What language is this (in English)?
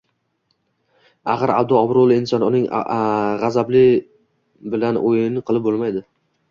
Uzbek